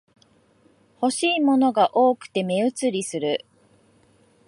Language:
Japanese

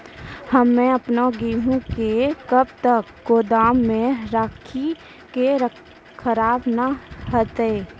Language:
Maithili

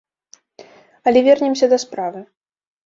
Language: Belarusian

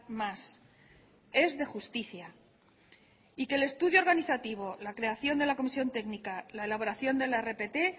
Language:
Spanish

